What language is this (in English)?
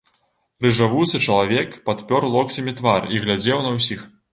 Belarusian